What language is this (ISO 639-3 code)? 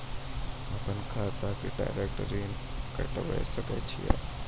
mai